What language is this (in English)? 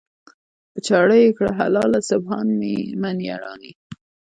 Pashto